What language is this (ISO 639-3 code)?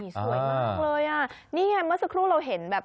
tha